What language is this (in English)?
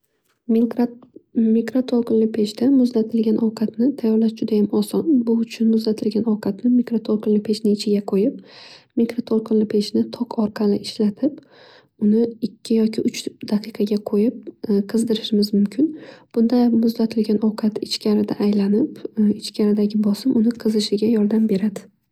Uzbek